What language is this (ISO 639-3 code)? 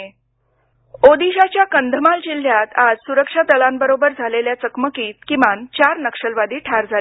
mar